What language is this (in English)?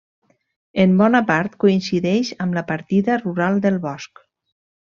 Catalan